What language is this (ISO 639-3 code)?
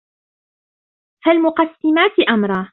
ara